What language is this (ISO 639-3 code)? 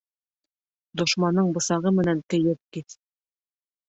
bak